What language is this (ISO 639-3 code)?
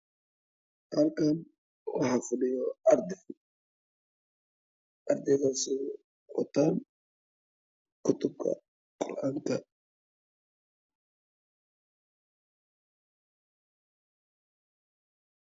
som